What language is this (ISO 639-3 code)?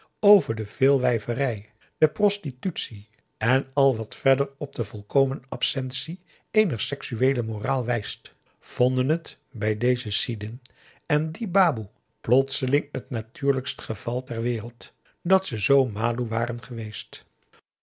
nld